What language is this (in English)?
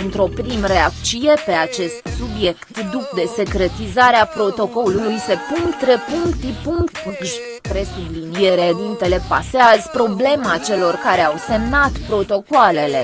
Romanian